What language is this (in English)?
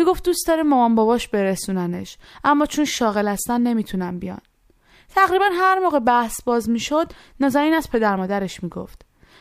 Persian